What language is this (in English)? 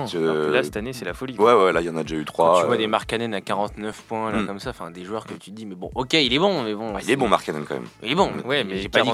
French